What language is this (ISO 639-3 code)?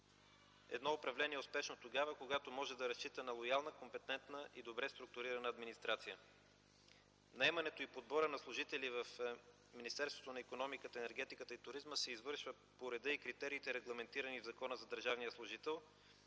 bul